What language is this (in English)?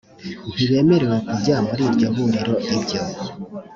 Kinyarwanda